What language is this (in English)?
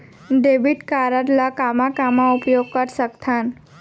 Chhattisgarhi